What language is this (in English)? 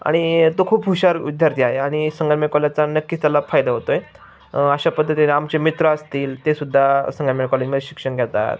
Marathi